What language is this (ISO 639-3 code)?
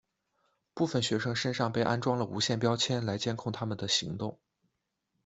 zho